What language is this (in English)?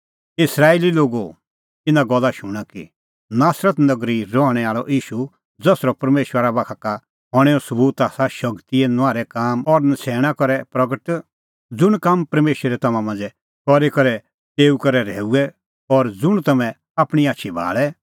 Kullu Pahari